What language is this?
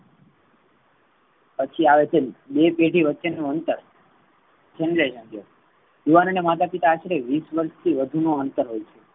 Gujarati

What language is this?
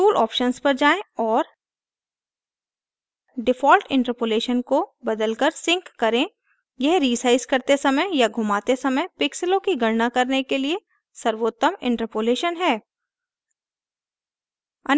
Hindi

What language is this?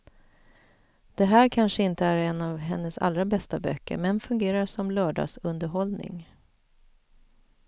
Swedish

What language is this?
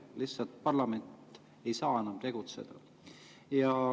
Estonian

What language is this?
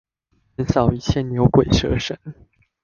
Chinese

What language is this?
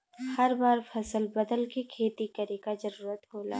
Bhojpuri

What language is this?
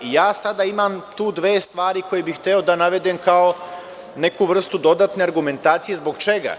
Serbian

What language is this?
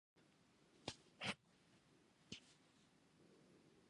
Pashto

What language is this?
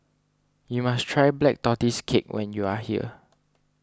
English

